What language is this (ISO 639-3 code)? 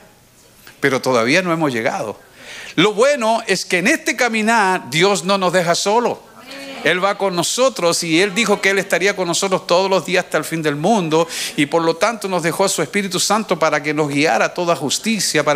spa